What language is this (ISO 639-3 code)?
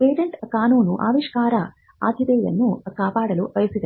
kan